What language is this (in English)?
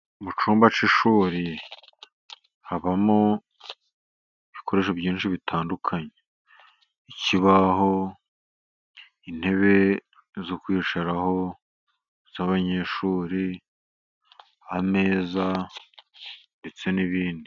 Kinyarwanda